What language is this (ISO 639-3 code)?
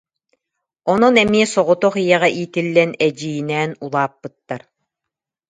sah